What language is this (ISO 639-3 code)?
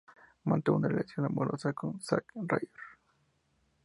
spa